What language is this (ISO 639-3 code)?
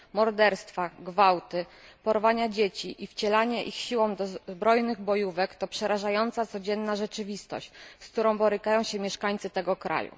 pol